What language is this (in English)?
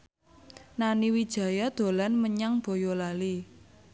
Javanese